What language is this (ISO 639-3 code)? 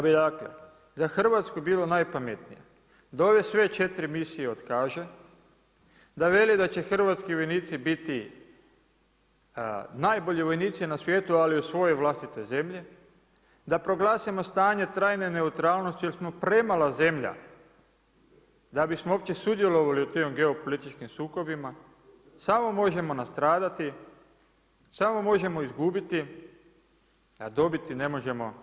hrv